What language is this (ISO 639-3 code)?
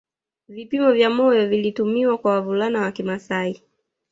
swa